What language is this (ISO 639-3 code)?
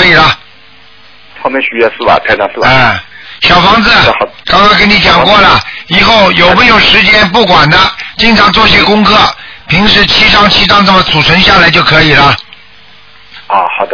zho